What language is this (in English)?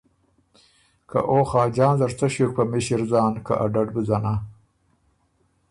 Ormuri